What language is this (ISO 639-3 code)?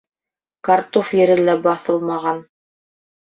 bak